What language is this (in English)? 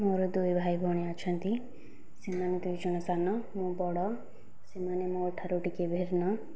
Odia